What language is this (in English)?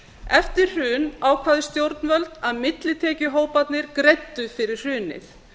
Icelandic